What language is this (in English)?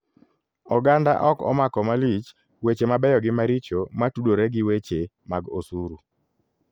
Luo (Kenya and Tanzania)